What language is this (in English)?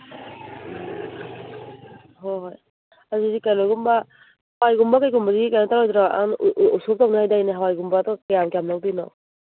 Manipuri